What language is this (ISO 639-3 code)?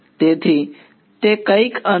guj